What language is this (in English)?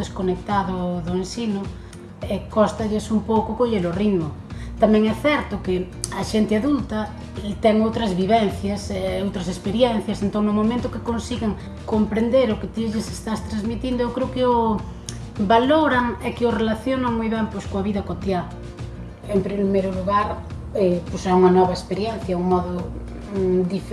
Galician